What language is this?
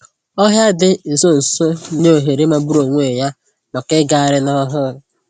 Igbo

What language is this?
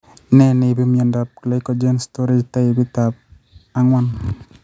Kalenjin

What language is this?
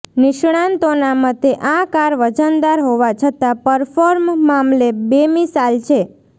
Gujarati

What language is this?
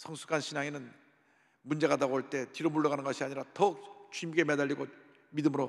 Korean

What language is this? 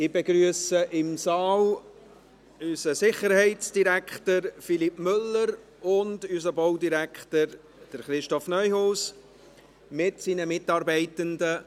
Swiss German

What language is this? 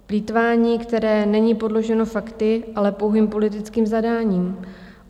Czech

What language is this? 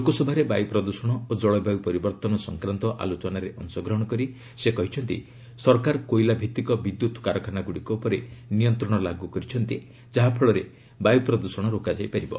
Odia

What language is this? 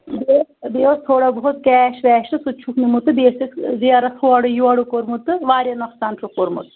Kashmiri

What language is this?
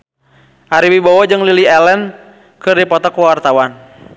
Sundanese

